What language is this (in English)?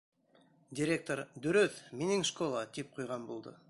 Bashkir